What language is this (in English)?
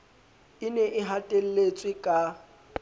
Southern Sotho